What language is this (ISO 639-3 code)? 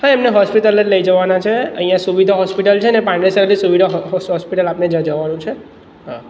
guj